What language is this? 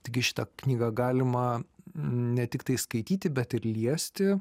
Lithuanian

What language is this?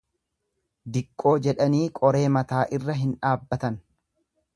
Oromo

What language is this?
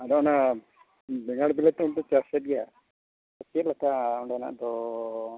Santali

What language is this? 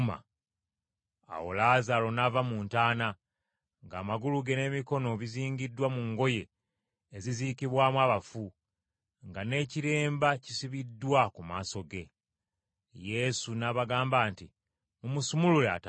Ganda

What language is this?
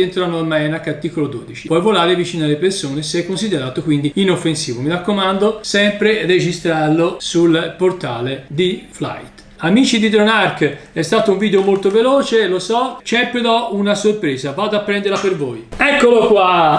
Italian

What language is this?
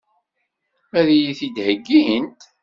Kabyle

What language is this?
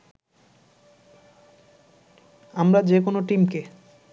Bangla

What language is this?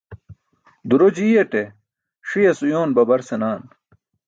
Burushaski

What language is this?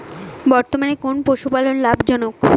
Bangla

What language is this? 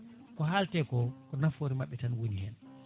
Fula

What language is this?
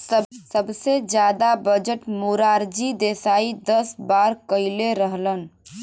Bhojpuri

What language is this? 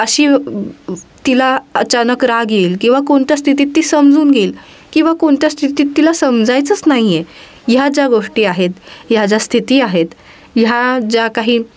Marathi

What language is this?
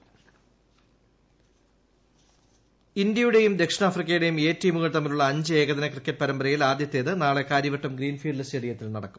Malayalam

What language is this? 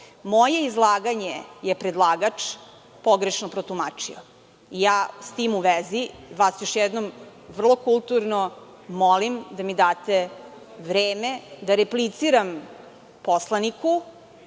Serbian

